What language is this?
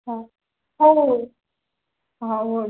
Odia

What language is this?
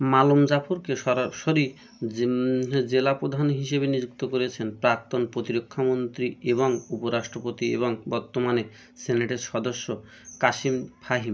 Bangla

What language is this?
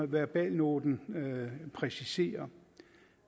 Danish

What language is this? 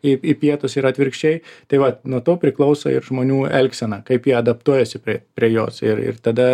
Lithuanian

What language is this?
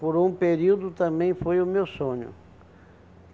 Portuguese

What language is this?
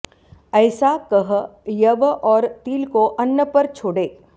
Sanskrit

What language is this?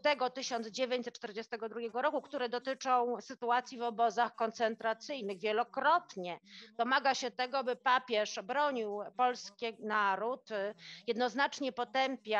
Polish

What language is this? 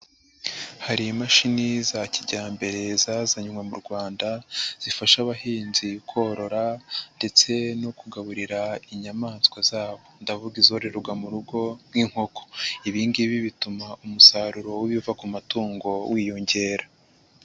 Kinyarwanda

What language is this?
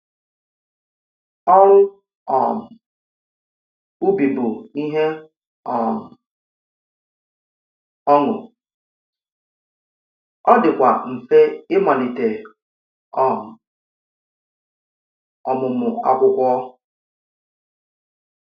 Igbo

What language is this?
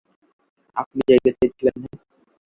Bangla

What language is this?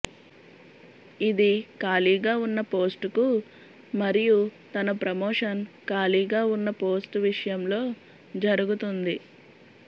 Telugu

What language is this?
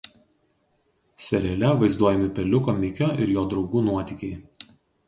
Lithuanian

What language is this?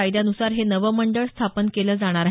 Marathi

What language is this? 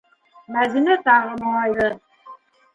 Bashkir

